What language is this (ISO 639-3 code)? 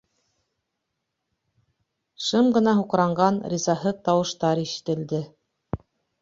bak